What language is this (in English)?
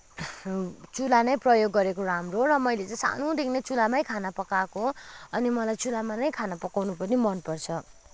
Nepali